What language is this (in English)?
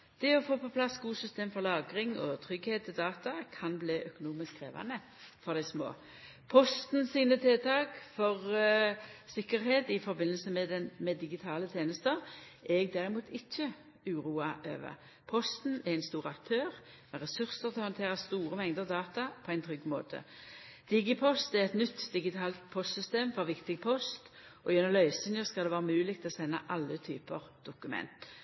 Norwegian Nynorsk